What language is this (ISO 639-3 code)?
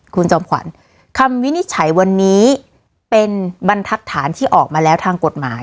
tha